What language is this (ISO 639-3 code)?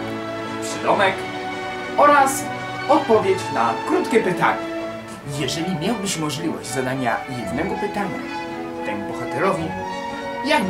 pol